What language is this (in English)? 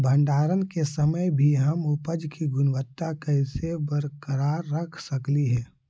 Magahi